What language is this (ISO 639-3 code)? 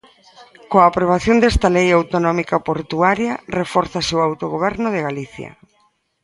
glg